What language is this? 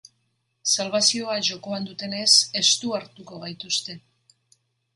Basque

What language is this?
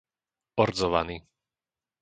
Slovak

